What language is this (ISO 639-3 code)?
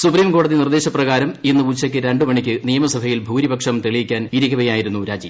mal